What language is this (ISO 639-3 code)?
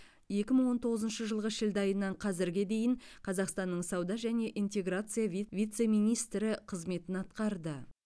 kaz